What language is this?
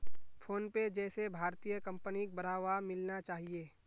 Magahi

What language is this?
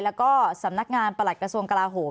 Thai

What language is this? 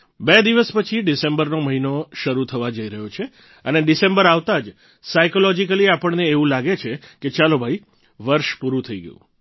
Gujarati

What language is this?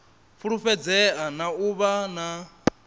Venda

